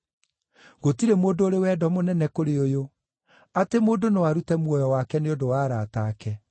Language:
Kikuyu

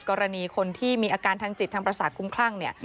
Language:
Thai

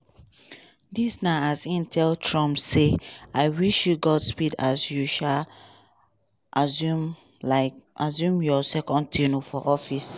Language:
Nigerian Pidgin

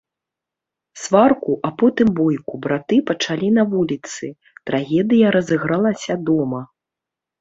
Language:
Belarusian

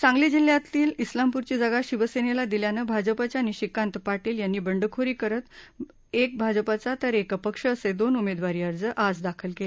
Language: Marathi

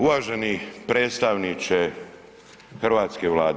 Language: Croatian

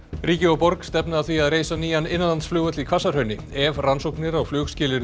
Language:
Icelandic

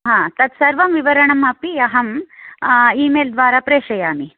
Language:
Sanskrit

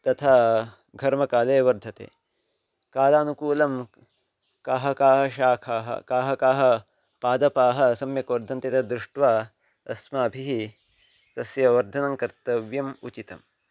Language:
Sanskrit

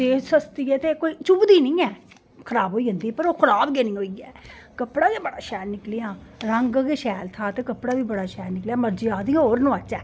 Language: Dogri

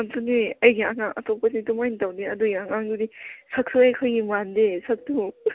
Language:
Manipuri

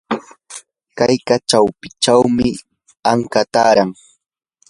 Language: Yanahuanca Pasco Quechua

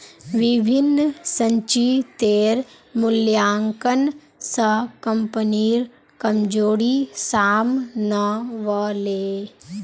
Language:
Magahi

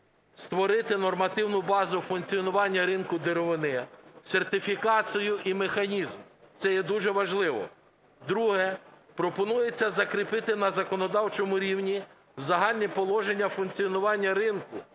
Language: Ukrainian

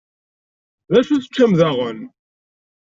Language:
Kabyle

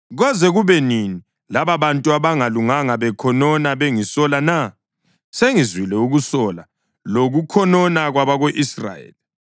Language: North Ndebele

